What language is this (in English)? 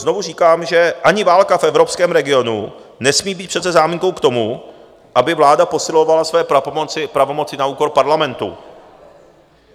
Czech